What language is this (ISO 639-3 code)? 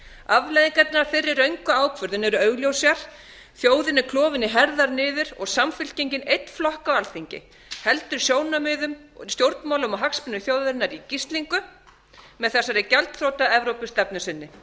isl